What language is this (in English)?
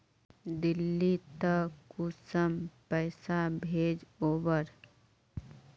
Magahi